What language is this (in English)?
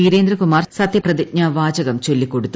Malayalam